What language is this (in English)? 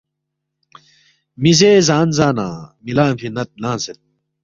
Balti